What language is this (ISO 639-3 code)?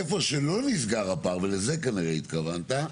heb